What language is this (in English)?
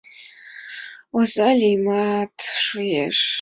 Mari